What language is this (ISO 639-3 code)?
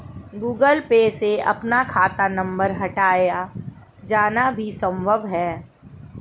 hin